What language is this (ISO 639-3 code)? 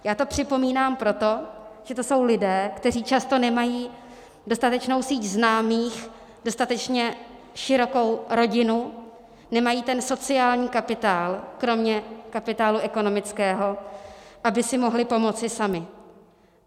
ces